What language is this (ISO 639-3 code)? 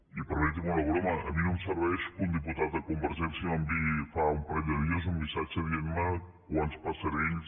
cat